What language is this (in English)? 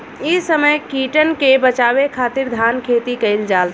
Bhojpuri